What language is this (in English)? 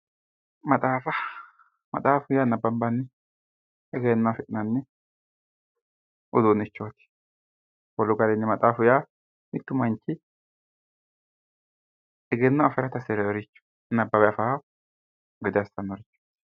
Sidamo